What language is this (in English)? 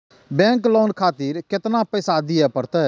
Maithili